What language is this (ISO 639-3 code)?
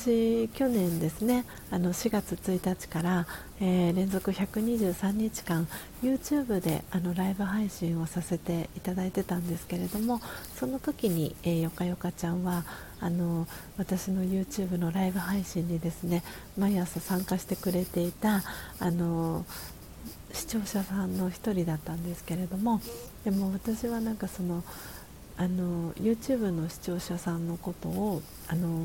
jpn